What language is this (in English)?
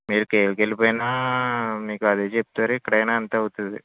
Telugu